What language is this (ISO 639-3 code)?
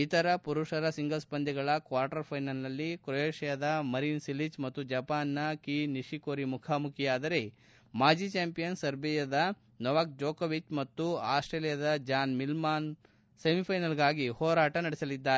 kan